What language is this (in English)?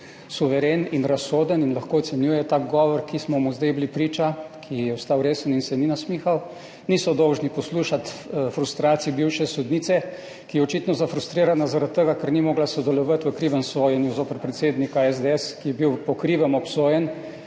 Slovenian